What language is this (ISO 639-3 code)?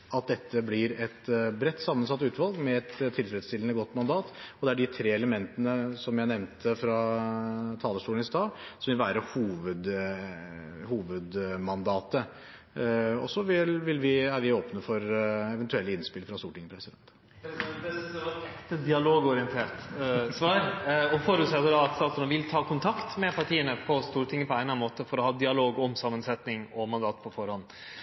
nor